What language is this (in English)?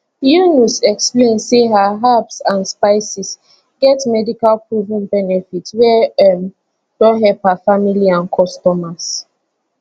Nigerian Pidgin